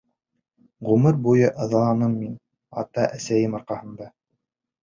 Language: Bashkir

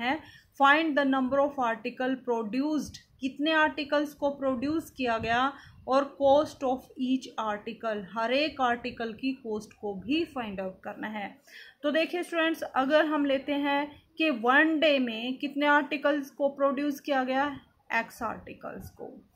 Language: Hindi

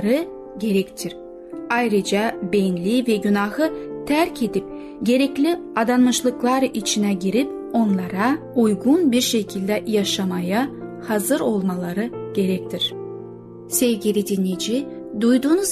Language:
Turkish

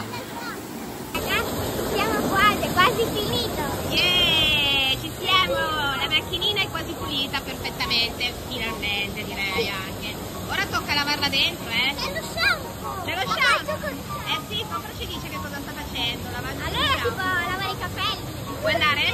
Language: Italian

